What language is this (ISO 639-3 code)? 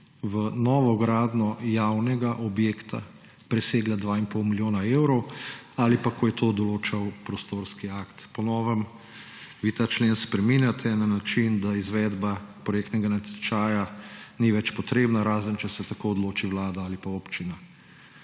slv